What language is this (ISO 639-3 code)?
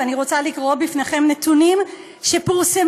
heb